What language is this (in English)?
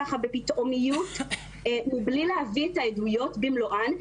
Hebrew